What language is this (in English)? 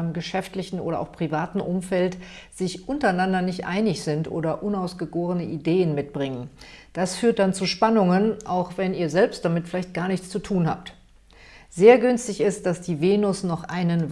German